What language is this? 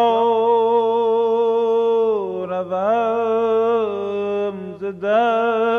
Persian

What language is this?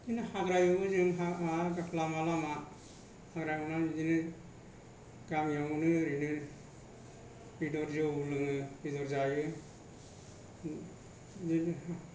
Bodo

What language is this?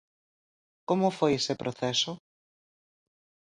Galician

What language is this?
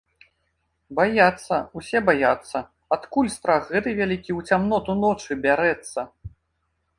Belarusian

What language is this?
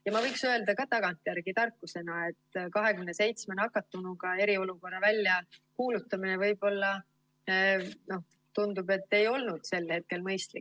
Estonian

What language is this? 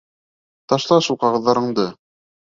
Bashkir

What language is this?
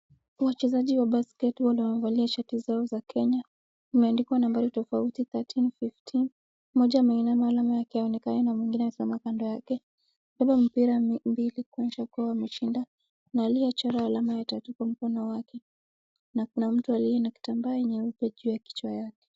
Swahili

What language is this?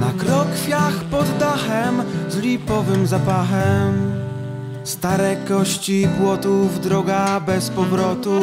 Polish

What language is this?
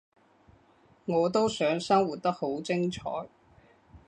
Cantonese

